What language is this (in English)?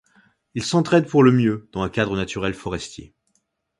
French